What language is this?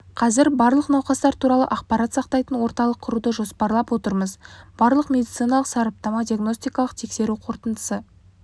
Kazakh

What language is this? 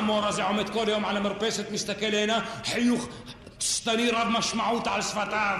Hebrew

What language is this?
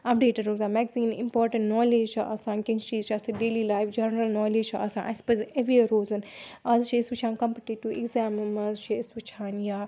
Kashmiri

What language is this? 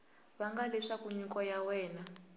Tsonga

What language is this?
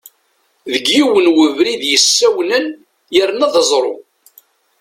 Kabyle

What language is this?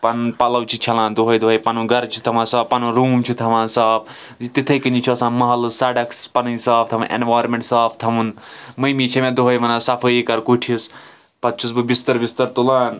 Kashmiri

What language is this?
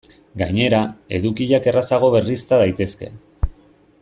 Basque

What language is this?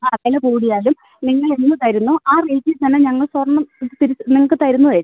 Malayalam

